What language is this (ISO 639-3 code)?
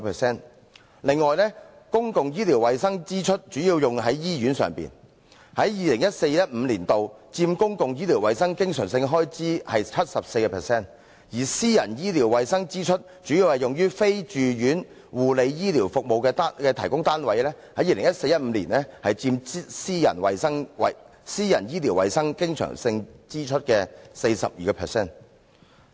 yue